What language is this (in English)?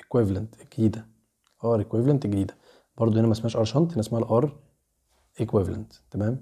Arabic